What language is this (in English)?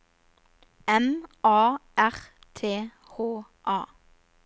Norwegian